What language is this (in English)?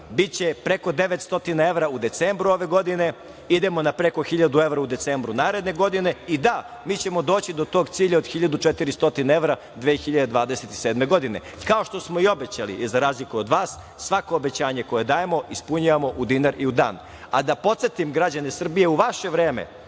Serbian